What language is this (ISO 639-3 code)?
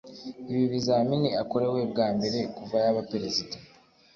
kin